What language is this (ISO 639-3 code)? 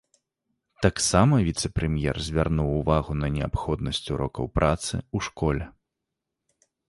bel